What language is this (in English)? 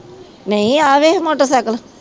Punjabi